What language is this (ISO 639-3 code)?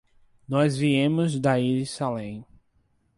por